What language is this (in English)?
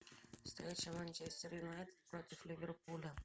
Russian